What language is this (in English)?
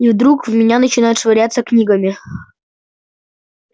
Russian